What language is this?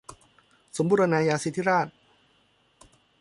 Thai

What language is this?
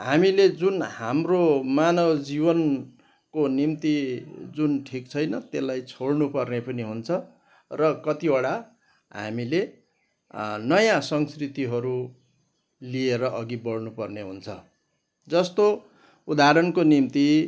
Nepali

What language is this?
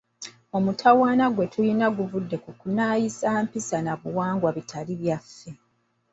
Ganda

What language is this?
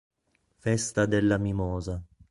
Italian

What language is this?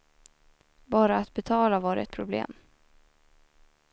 Swedish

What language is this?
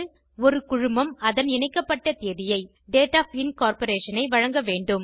Tamil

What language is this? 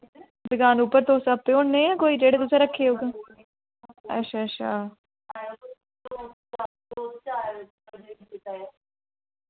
Dogri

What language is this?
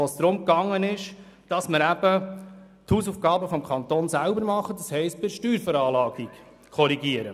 Swiss German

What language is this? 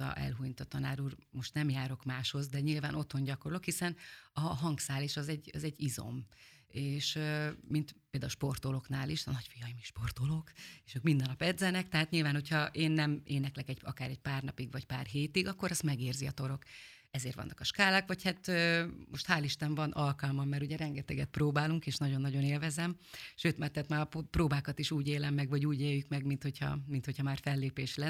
Hungarian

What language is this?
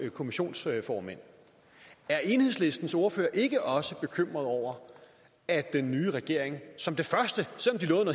Danish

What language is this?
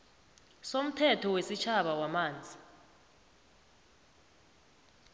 South Ndebele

